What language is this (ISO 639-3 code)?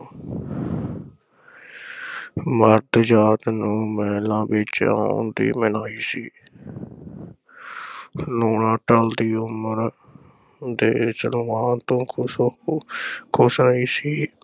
pan